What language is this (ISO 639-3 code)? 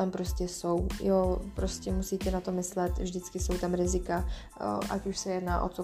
ces